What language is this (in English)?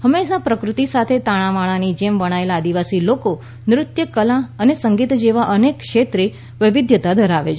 Gujarati